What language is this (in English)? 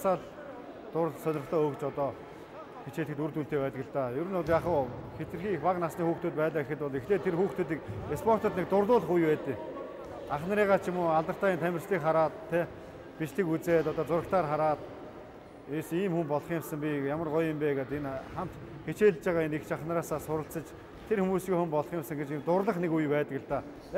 Turkish